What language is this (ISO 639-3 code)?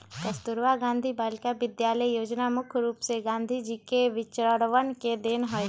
mag